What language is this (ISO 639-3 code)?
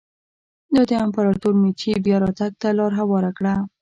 pus